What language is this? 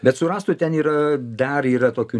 Lithuanian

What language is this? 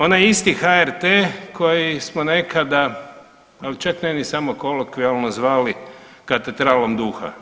Croatian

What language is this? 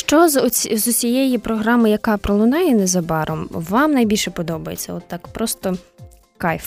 Ukrainian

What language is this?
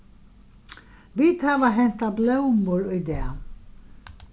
Faroese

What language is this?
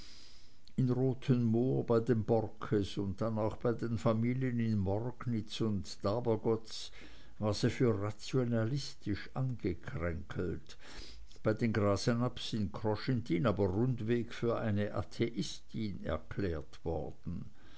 German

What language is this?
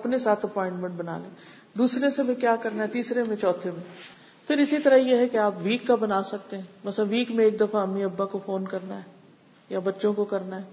Urdu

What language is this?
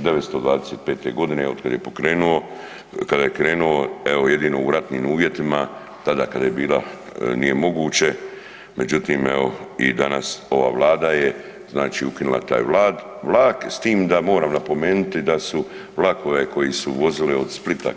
Croatian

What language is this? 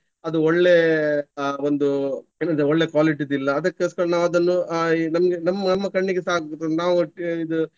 Kannada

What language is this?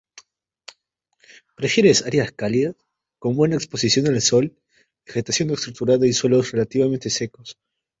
Spanish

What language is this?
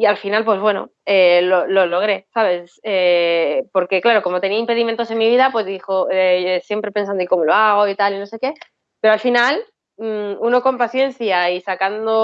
Spanish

